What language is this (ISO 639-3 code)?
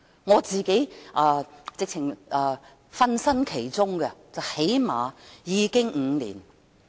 yue